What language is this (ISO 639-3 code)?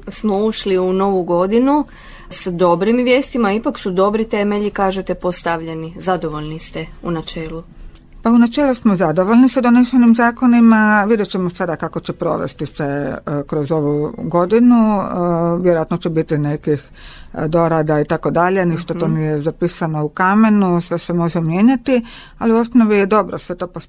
hrv